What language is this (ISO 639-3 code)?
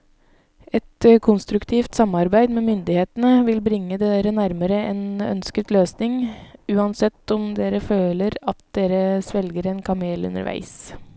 nor